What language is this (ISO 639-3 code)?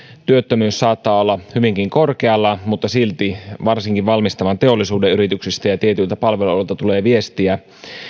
fin